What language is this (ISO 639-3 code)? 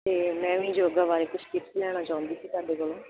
pan